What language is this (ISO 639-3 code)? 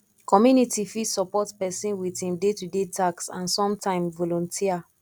pcm